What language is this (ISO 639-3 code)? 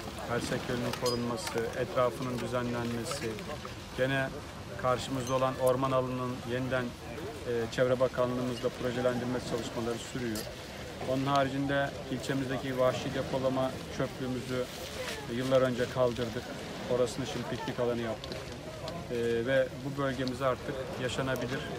tur